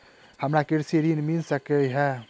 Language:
Maithili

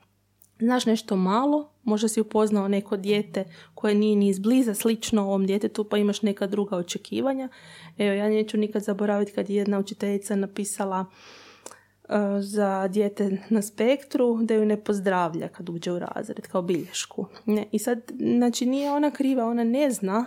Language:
Croatian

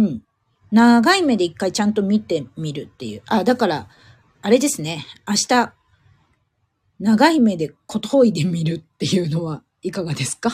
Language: Japanese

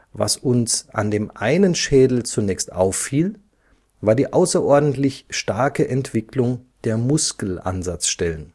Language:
German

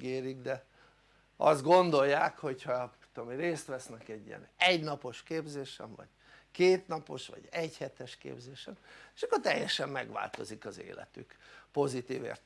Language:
Hungarian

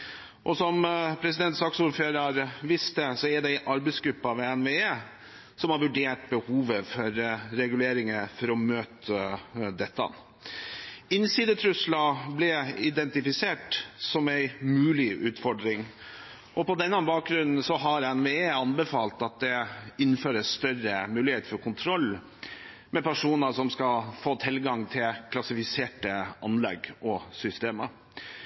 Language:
Norwegian Bokmål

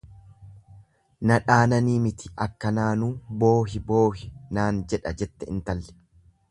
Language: Oromo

